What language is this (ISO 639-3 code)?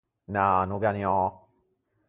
lij